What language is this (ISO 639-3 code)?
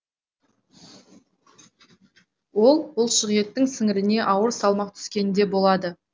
kaz